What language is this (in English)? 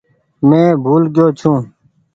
Goaria